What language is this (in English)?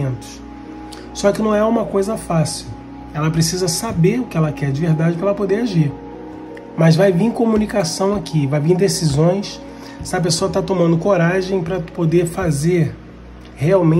Portuguese